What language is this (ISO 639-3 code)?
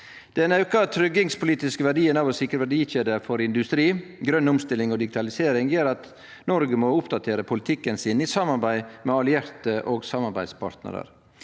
nor